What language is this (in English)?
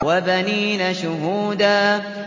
Arabic